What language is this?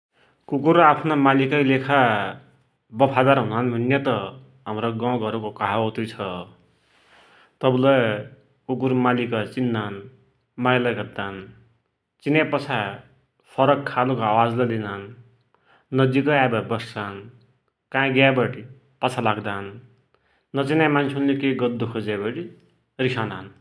Dotyali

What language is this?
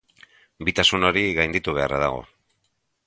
Basque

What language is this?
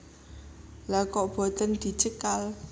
Javanese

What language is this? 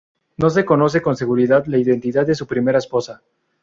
Spanish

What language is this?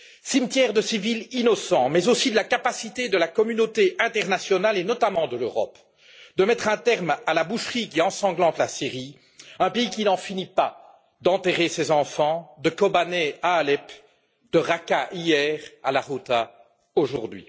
French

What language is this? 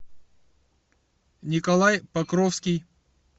Russian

